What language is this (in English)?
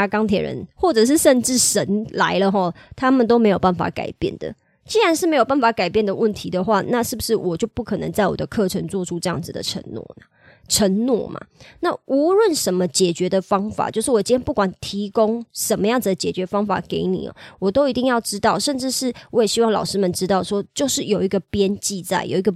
Chinese